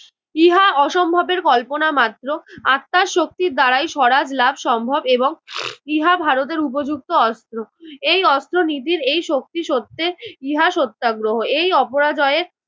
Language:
Bangla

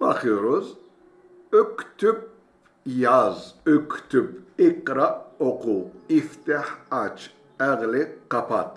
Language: Turkish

